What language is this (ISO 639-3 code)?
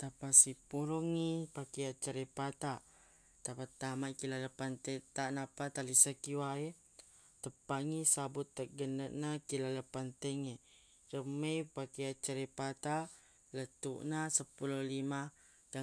bug